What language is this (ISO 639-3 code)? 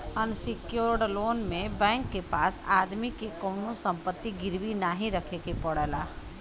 bho